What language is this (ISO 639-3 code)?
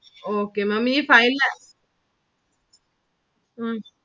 mal